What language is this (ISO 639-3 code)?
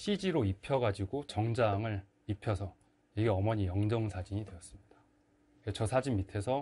kor